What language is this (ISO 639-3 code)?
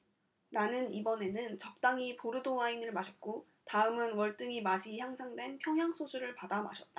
kor